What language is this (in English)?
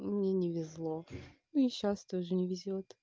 Russian